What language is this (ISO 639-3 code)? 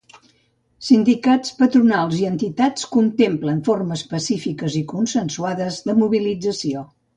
cat